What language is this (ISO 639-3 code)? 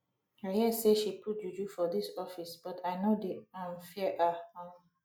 pcm